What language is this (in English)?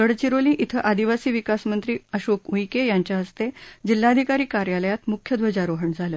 Marathi